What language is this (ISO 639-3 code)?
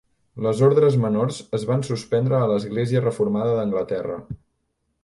cat